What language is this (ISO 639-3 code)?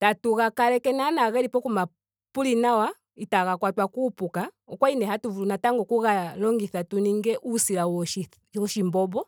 ndo